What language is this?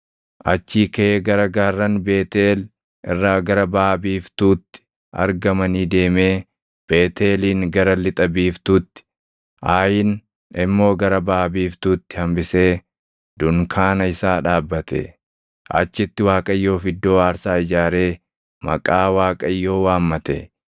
Oromo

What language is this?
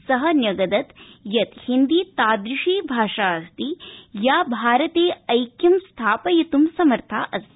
Sanskrit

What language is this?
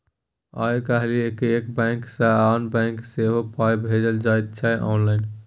Maithili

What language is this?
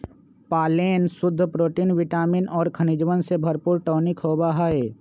Magahi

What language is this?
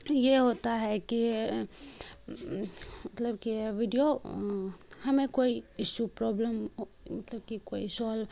Urdu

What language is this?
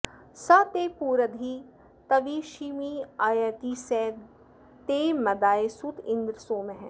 Sanskrit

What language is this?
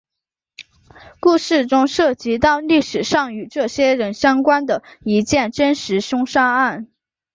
Chinese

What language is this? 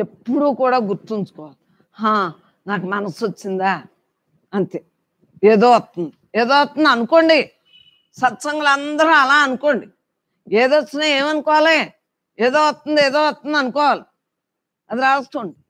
Telugu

